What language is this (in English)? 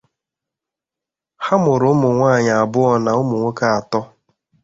Igbo